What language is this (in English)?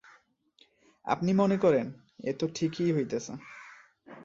Bangla